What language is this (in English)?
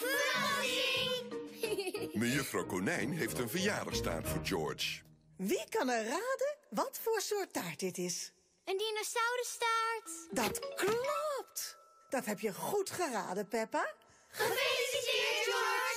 Dutch